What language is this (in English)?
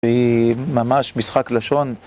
Hebrew